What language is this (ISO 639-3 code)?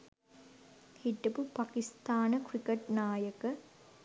sin